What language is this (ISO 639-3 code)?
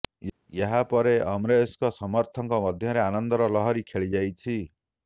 ori